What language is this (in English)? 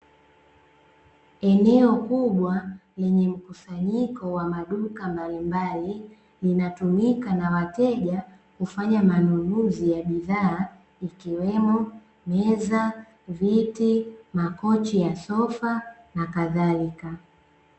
Swahili